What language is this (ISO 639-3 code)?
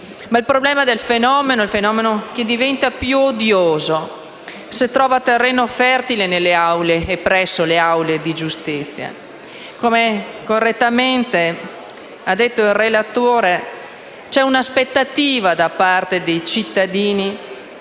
ita